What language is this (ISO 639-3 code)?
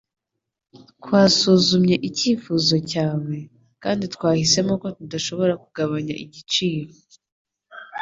kin